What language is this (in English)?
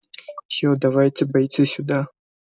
Russian